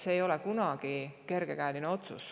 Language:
Estonian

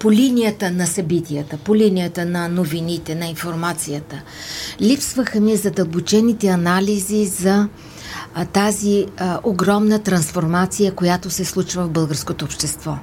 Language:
Bulgarian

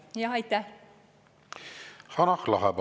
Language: Estonian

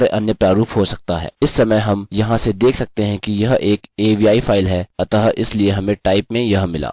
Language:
Hindi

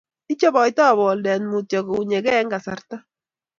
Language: Kalenjin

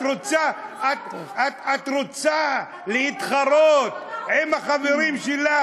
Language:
Hebrew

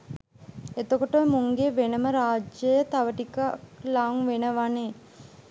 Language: Sinhala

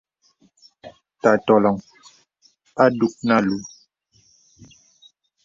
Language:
Bebele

